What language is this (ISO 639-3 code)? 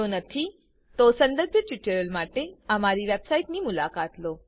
guj